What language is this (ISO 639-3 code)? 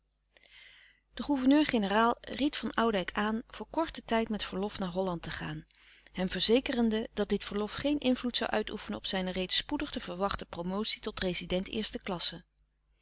nld